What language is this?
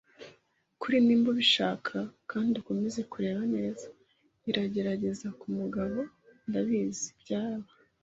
Kinyarwanda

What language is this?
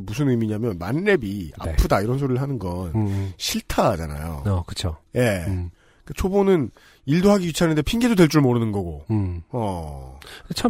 Korean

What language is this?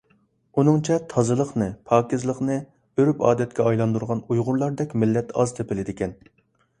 Uyghur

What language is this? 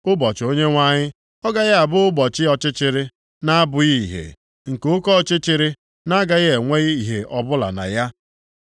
Igbo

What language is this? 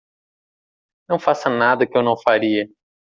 Portuguese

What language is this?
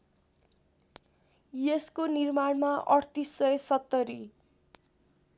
Nepali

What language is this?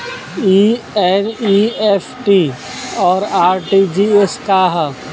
Bhojpuri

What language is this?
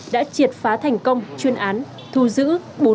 Vietnamese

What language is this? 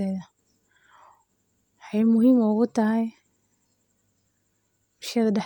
Somali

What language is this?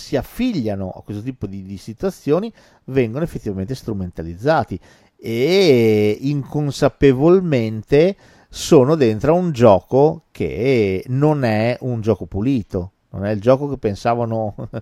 Italian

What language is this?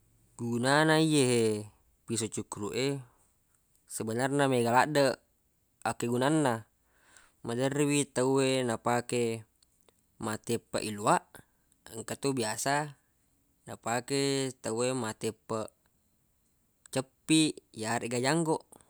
Buginese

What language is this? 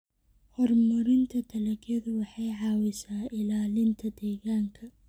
Somali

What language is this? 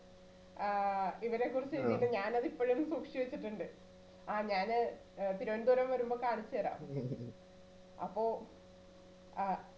Malayalam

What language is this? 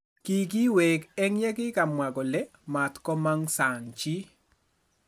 Kalenjin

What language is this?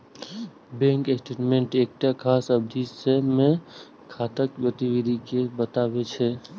Maithili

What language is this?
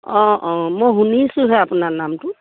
Assamese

